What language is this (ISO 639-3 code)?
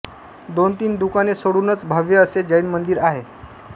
mar